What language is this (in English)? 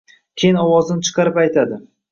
Uzbek